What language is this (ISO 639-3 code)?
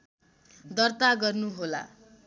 nep